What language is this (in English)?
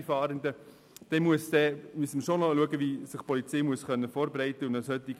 Swiss German